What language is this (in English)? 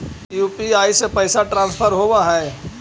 Magahi